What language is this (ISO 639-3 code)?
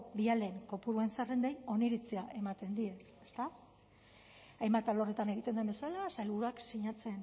eus